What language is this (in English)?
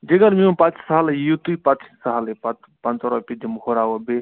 Kashmiri